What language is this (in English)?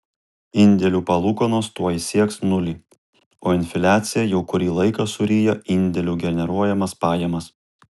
Lithuanian